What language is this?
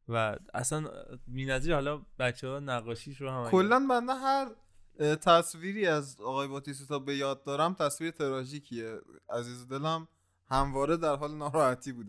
Persian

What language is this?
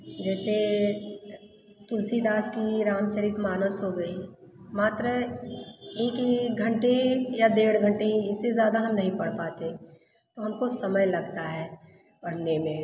Hindi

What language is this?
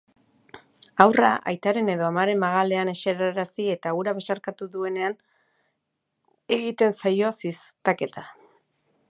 Basque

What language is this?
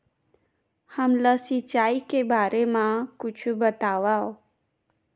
Chhattisgarhi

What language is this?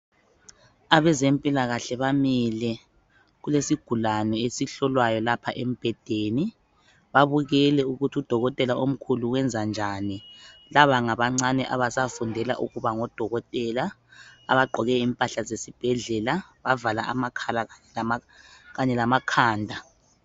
North Ndebele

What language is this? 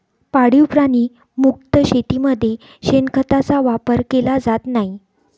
Marathi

